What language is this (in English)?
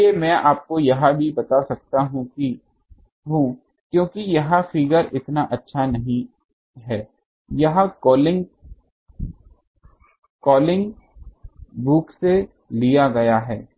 Hindi